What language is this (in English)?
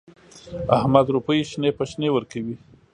Pashto